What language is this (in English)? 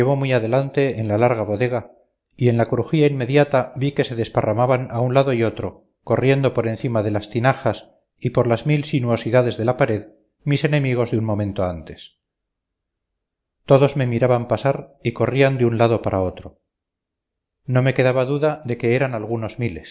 Spanish